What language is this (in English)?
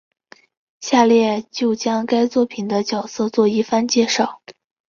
Chinese